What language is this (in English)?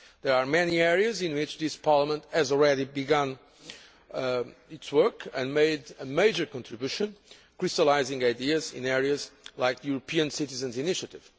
English